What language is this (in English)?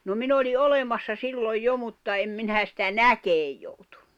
Finnish